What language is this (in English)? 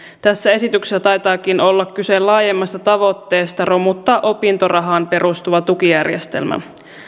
Finnish